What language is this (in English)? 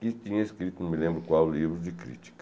Portuguese